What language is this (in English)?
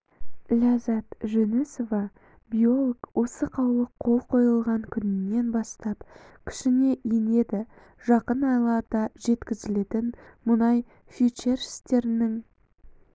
Kazakh